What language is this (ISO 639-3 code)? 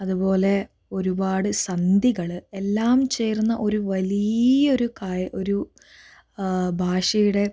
mal